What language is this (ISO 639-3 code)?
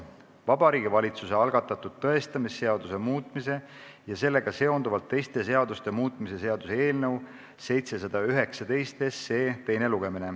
est